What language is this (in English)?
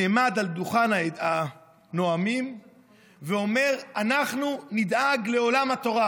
Hebrew